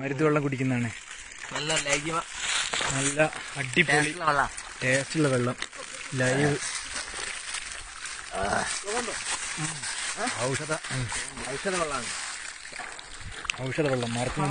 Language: Romanian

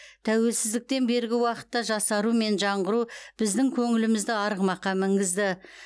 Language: Kazakh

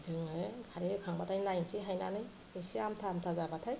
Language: Bodo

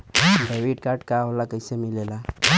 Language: Bhojpuri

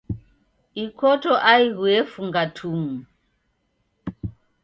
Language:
Taita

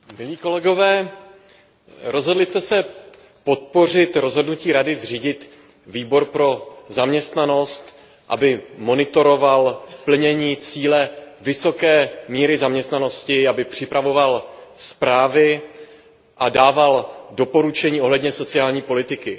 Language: Czech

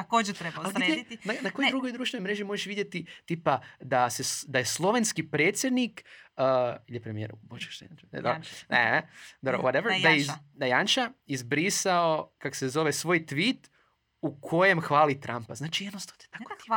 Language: Croatian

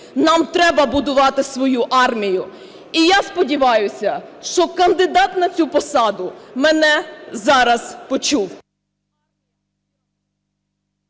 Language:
Ukrainian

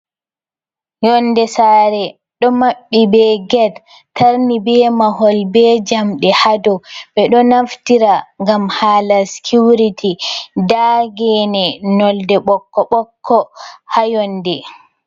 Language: Fula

